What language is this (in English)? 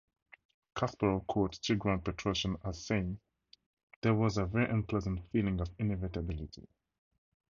English